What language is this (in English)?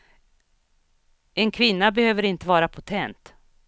Swedish